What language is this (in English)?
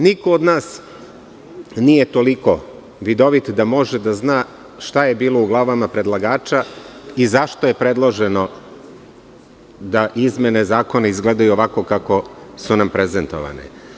Serbian